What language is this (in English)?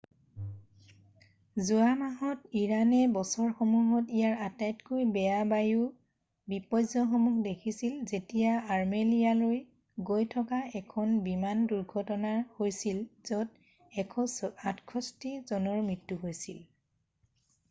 Assamese